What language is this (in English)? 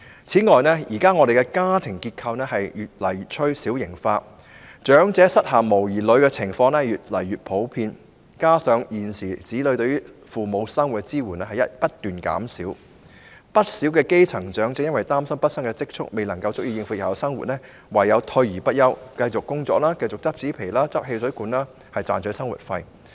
Cantonese